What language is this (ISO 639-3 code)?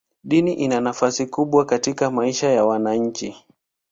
swa